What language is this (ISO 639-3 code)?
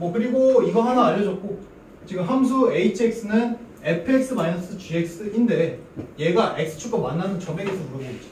kor